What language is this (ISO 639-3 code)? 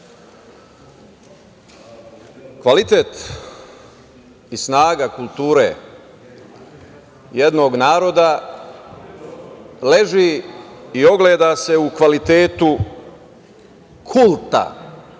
srp